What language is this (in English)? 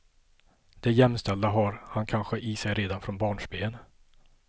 Swedish